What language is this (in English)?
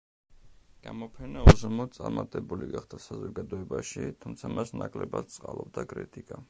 Georgian